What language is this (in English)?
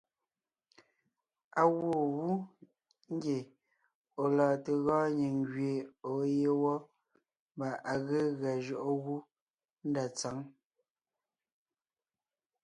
Ngiemboon